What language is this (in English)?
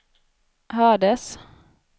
Swedish